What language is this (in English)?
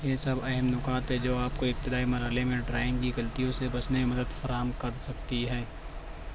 Urdu